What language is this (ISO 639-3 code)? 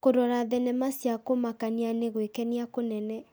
kik